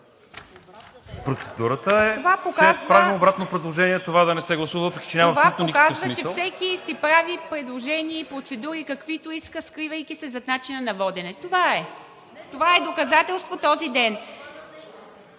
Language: Bulgarian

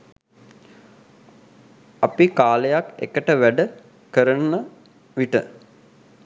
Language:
Sinhala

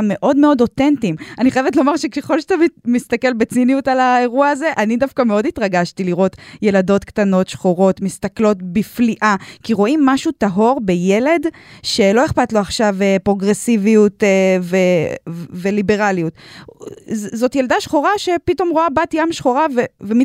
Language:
Hebrew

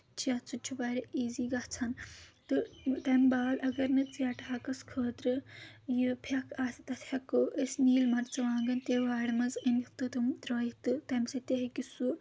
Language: Kashmiri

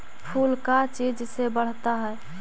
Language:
Magahi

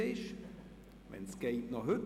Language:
Swiss German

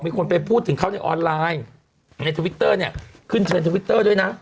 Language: Thai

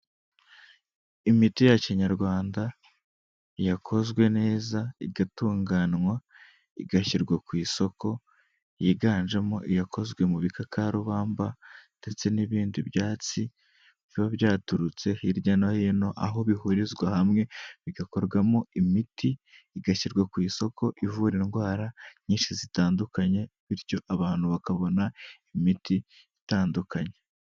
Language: Kinyarwanda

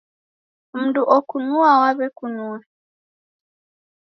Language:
Taita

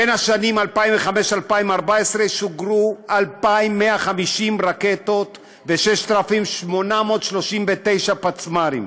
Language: Hebrew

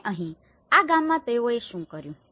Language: Gujarati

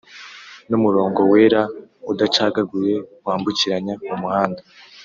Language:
Kinyarwanda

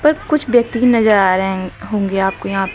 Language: Hindi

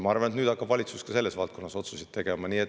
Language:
Estonian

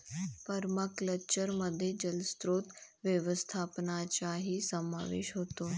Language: Marathi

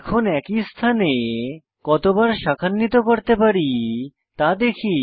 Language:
Bangla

